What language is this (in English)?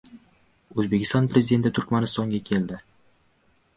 Uzbek